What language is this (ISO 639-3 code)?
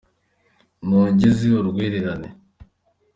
kin